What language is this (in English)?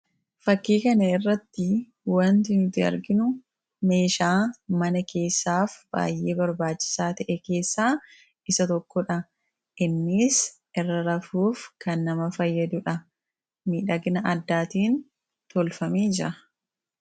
Oromo